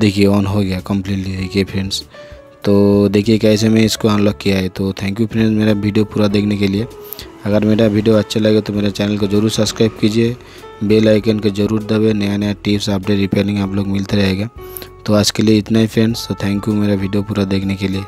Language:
Hindi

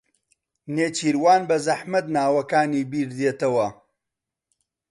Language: Central Kurdish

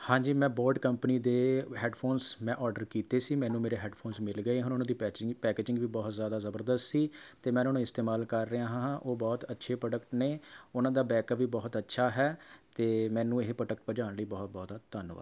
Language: Punjabi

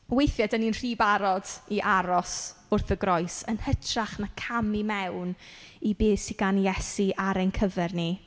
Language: Welsh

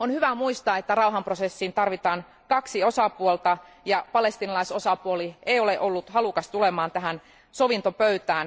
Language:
Finnish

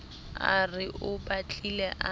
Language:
Southern Sotho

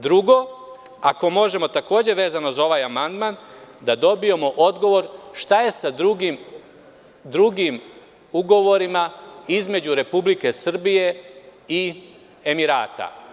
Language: Serbian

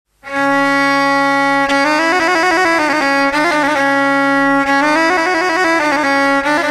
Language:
Romanian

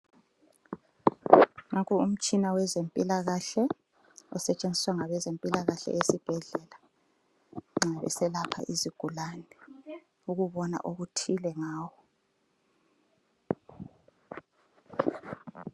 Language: North Ndebele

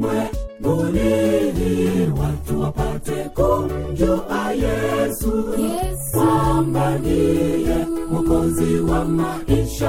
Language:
Swahili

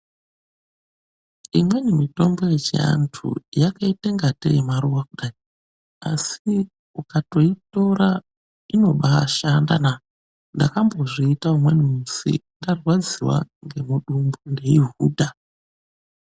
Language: Ndau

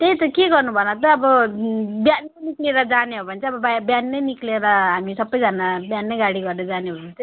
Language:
Nepali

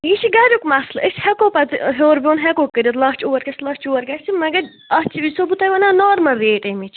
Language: Kashmiri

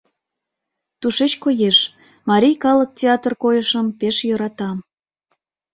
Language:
Mari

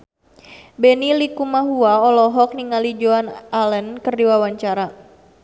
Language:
Sundanese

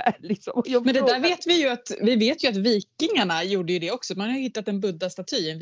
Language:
Swedish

